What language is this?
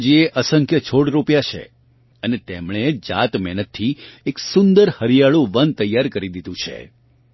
Gujarati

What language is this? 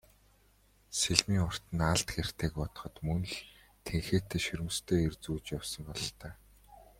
Mongolian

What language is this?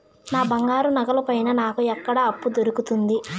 Telugu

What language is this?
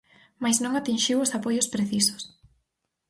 Galician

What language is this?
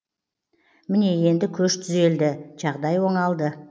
Kazakh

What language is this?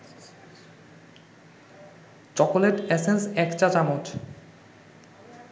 Bangla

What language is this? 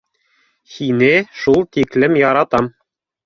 Bashkir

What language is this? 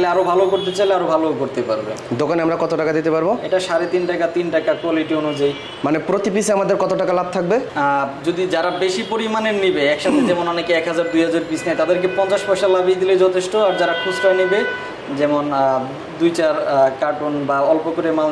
Bangla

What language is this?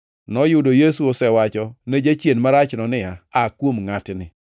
Luo (Kenya and Tanzania)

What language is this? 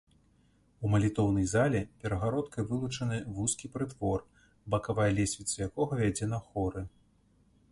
Belarusian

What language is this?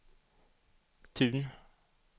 Swedish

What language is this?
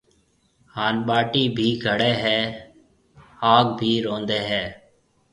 Marwari (Pakistan)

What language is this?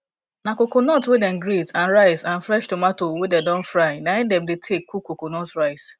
Nigerian Pidgin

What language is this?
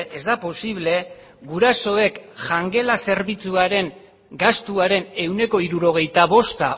Basque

